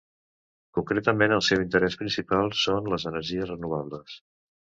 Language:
Catalan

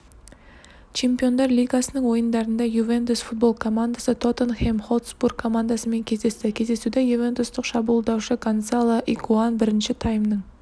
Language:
Kazakh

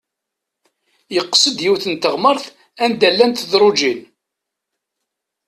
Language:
Kabyle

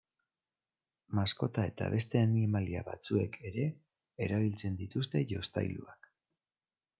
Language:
Basque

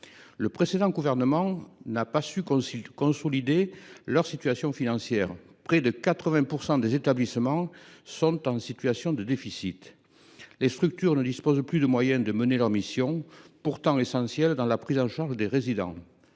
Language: French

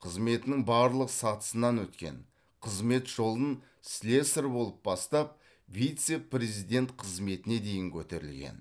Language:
Kazakh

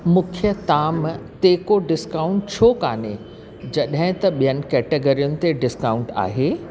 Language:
Sindhi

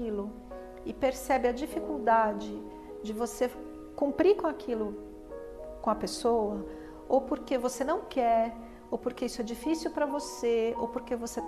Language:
Portuguese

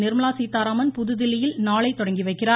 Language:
Tamil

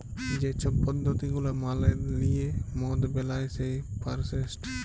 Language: Bangla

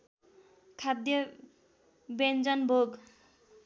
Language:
Nepali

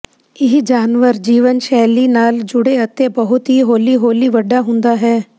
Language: Punjabi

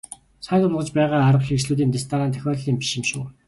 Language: Mongolian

